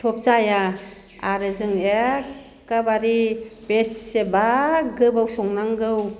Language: Bodo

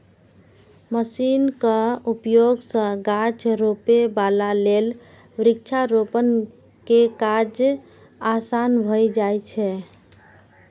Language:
Maithili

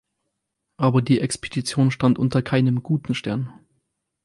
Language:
German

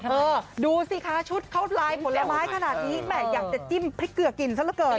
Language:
Thai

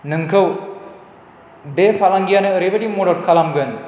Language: Bodo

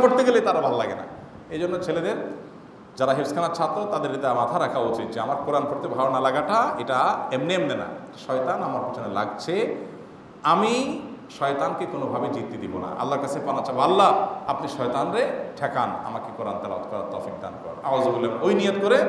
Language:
Arabic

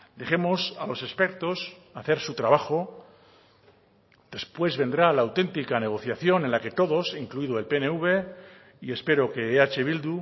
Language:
Spanish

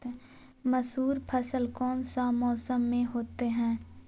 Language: Magahi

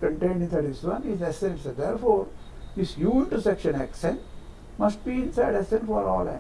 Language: English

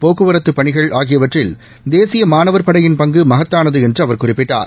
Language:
Tamil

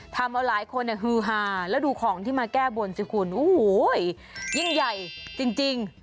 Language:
Thai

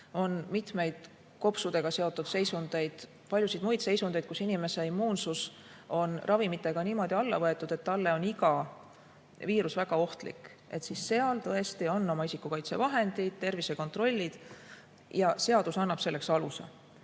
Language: Estonian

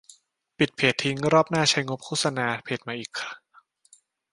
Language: Thai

